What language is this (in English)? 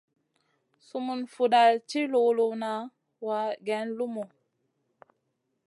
Masana